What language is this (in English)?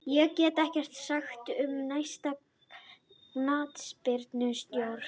Icelandic